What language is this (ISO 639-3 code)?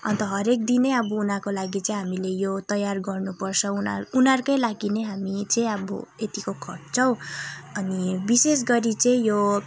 nep